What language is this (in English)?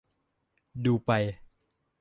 Thai